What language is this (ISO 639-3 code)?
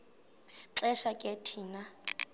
xho